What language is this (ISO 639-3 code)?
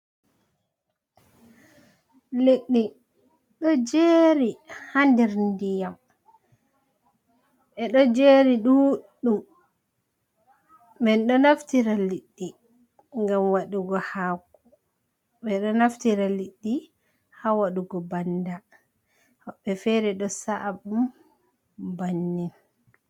ful